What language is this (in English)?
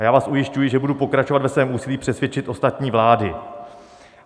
Czech